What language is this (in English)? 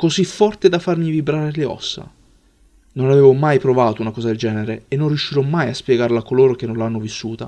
Italian